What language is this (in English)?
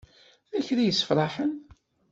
Kabyle